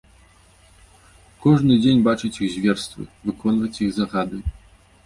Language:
Belarusian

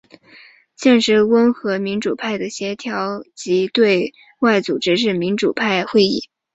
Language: Chinese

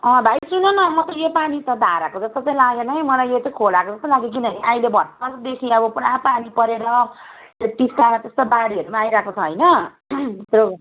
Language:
Nepali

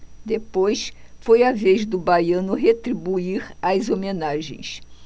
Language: Portuguese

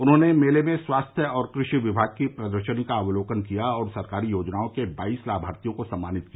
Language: Hindi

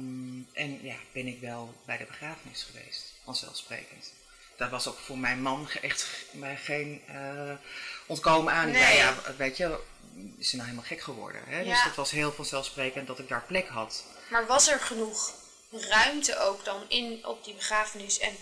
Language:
Dutch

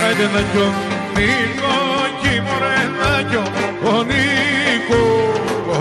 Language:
Greek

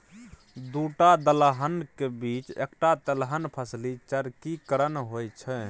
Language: Maithili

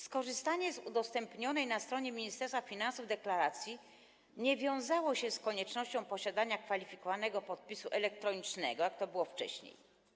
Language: Polish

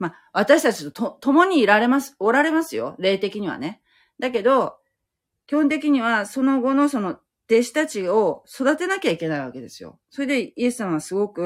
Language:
Japanese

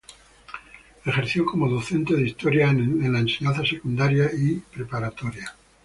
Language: Spanish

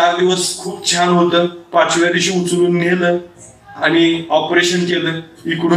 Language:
Romanian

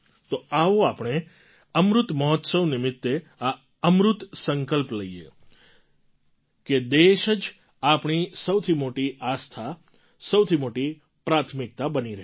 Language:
Gujarati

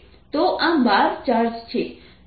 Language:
Gujarati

